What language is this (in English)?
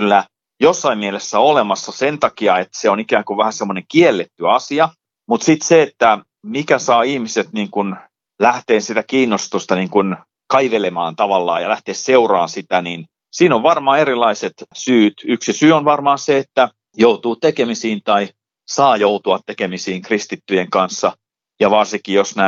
Finnish